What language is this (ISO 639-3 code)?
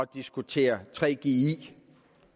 dan